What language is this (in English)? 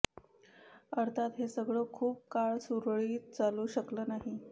Marathi